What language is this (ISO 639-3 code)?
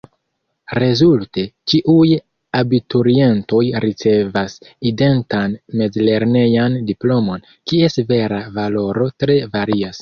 epo